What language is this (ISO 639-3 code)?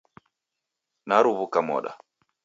dav